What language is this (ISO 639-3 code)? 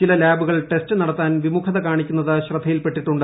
mal